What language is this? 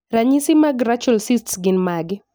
Luo (Kenya and Tanzania)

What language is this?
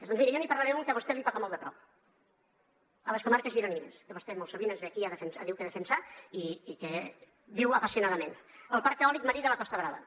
Catalan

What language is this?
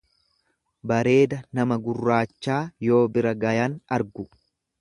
Oromo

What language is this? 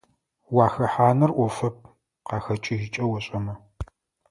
Adyghe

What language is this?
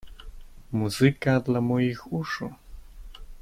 Polish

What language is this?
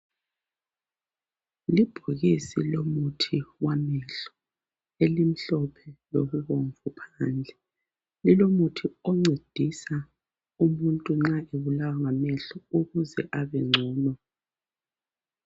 North Ndebele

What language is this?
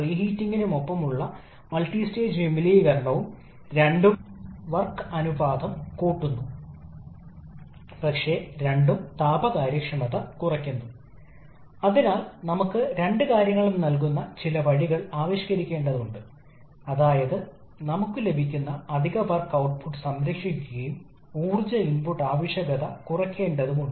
Malayalam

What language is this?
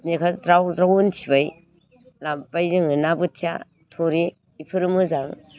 Bodo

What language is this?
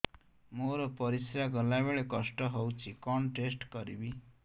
Odia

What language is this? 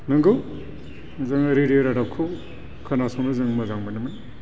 Bodo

